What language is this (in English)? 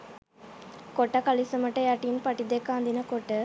Sinhala